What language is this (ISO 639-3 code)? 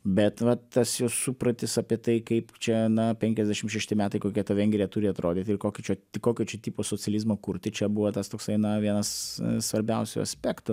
lit